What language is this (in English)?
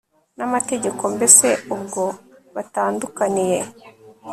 Kinyarwanda